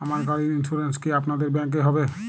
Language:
Bangla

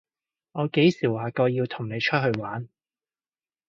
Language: Cantonese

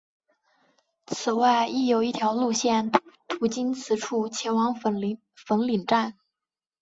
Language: Chinese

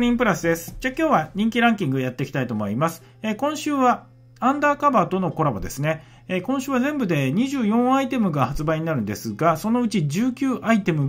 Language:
Japanese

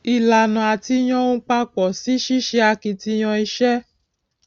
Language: Yoruba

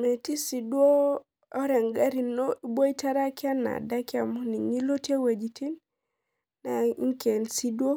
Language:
Masai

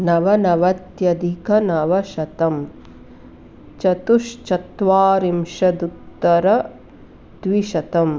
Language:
Sanskrit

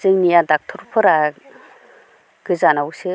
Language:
Bodo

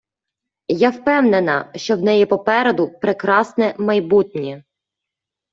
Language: Ukrainian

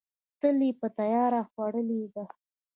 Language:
Pashto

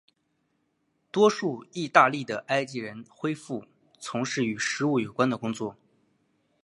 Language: Chinese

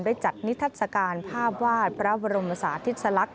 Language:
Thai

